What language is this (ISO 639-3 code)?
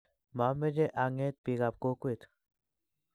kln